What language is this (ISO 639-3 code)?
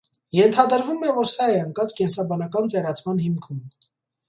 hye